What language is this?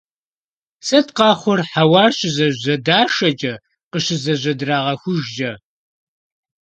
Kabardian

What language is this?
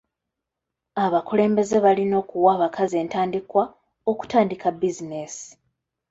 Ganda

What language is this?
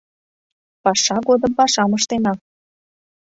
Mari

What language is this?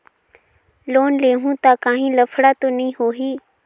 Chhattisgarhi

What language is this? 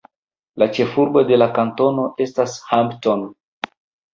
Esperanto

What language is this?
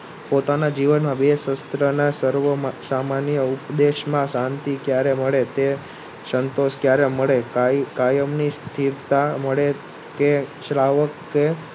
Gujarati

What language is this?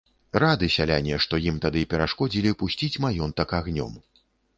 Belarusian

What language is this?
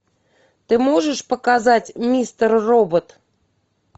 Russian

